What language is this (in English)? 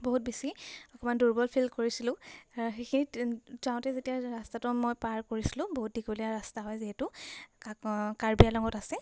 Assamese